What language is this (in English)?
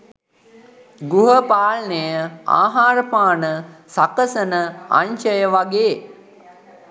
Sinhala